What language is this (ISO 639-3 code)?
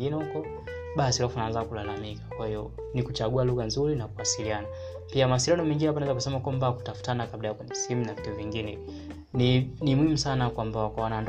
swa